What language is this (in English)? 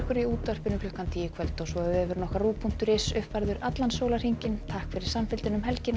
Icelandic